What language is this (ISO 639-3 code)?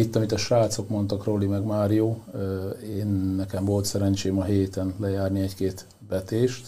hun